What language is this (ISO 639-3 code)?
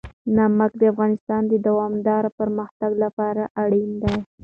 pus